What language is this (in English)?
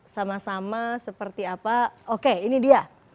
Indonesian